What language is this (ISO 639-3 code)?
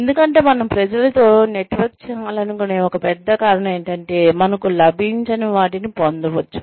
tel